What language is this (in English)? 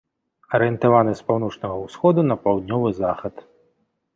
Belarusian